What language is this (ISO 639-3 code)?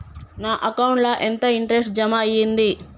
tel